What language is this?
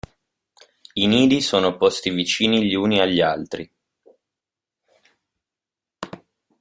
Italian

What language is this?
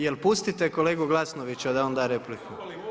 Croatian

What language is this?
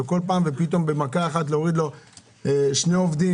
Hebrew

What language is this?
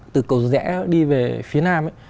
Vietnamese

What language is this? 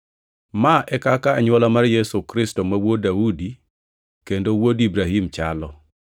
Luo (Kenya and Tanzania)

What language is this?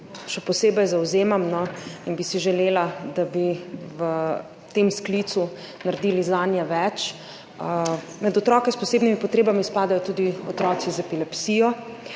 Slovenian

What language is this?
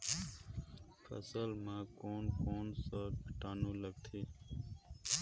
Chhattisgarhi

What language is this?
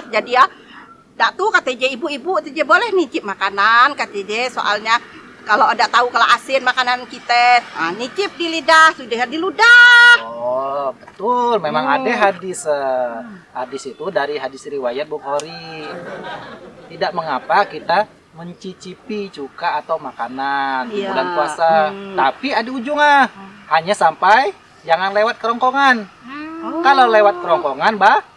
Indonesian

